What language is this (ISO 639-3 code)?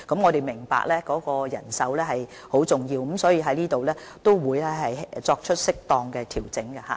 yue